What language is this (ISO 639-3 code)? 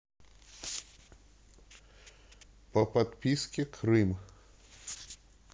rus